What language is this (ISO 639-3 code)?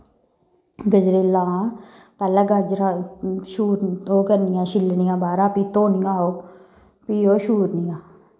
doi